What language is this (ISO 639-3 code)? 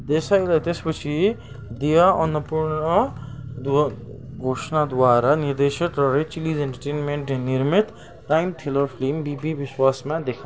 nep